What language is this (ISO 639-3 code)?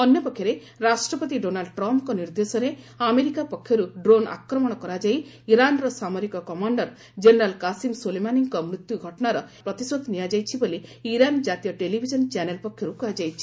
ori